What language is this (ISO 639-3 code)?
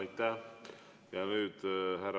est